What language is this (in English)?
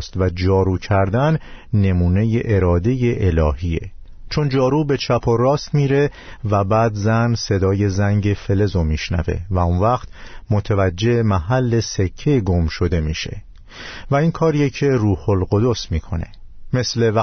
Persian